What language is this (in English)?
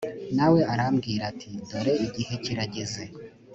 Kinyarwanda